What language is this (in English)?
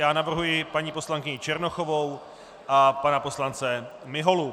Czech